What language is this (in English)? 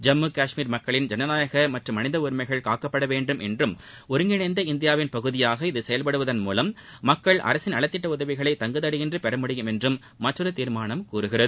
Tamil